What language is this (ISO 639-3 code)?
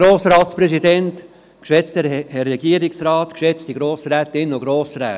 gsw